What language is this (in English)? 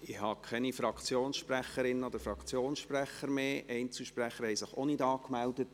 Swiss German